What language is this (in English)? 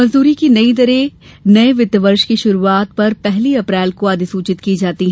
Hindi